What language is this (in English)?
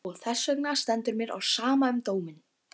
Icelandic